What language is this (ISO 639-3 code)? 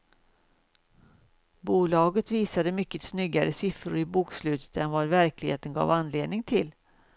swe